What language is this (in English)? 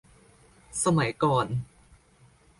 Thai